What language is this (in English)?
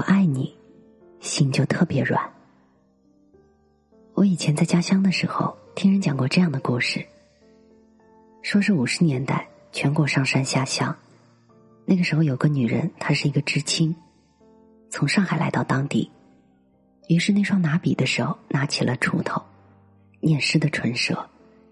Chinese